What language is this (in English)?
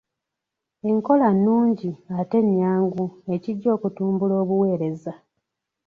Ganda